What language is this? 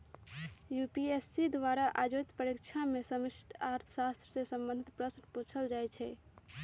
Magahi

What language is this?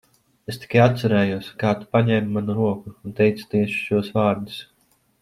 Latvian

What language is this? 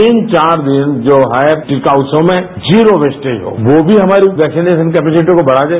Hindi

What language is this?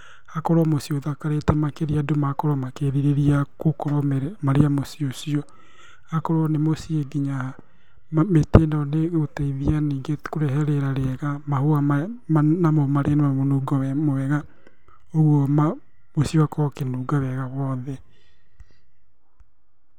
Kikuyu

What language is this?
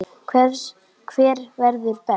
Icelandic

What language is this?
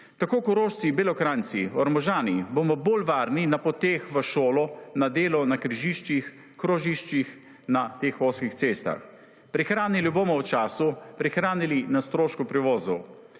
Slovenian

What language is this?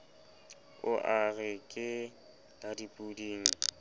Southern Sotho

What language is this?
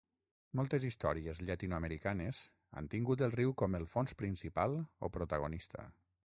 Catalan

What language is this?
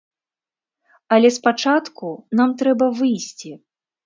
Belarusian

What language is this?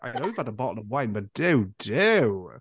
Welsh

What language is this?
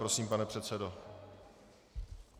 Czech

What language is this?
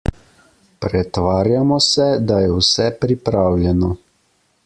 Slovenian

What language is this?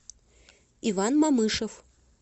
Russian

